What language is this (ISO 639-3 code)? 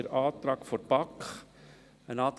gsw